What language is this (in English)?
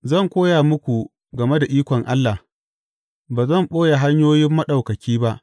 Hausa